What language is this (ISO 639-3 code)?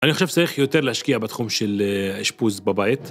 heb